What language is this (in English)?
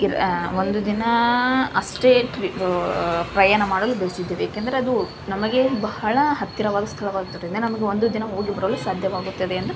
Kannada